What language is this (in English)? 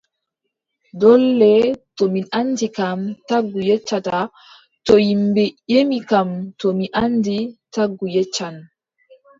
Adamawa Fulfulde